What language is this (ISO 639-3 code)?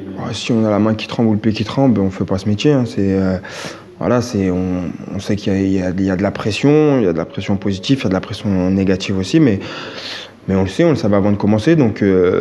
fra